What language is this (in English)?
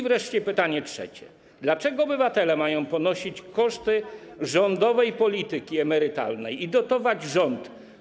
Polish